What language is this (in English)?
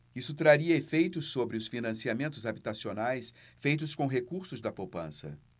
Portuguese